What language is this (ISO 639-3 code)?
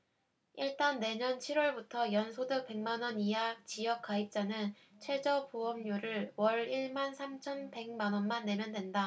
kor